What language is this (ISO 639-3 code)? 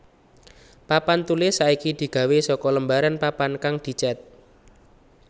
jav